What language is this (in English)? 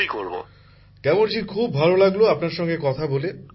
Bangla